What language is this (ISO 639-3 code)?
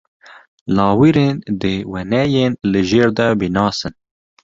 kur